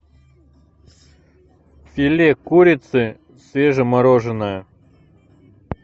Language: Russian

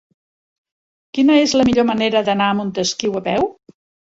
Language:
Catalan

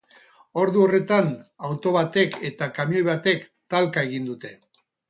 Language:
Basque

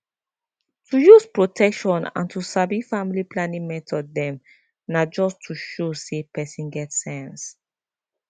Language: Nigerian Pidgin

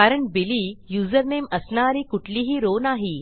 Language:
Marathi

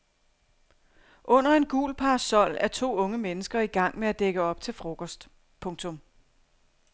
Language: Danish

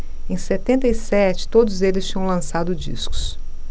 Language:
Portuguese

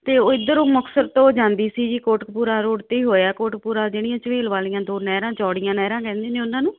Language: Punjabi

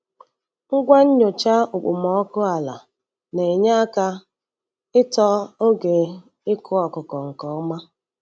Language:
Igbo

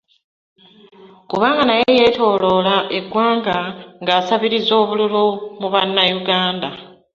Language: Ganda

